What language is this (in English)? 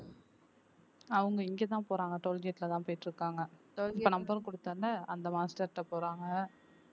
Tamil